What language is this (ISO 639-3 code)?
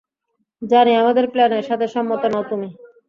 ben